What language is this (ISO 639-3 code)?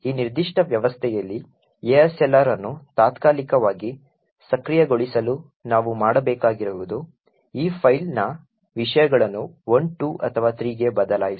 kan